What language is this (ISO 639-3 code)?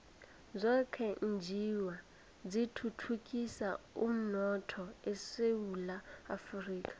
nbl